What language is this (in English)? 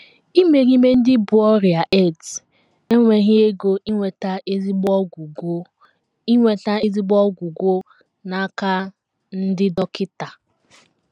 Igbo